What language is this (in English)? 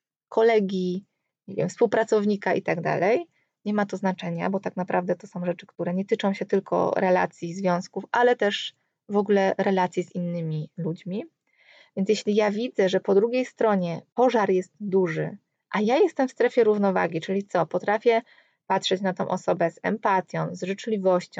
Polish